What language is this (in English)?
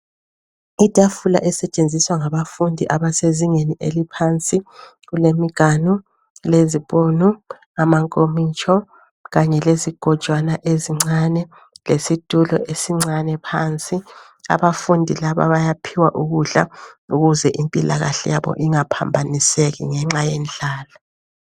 North Ndebele